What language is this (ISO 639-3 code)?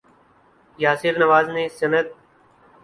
urd